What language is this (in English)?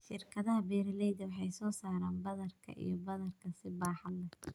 Somali